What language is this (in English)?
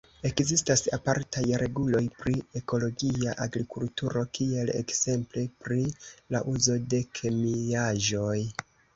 Esperanto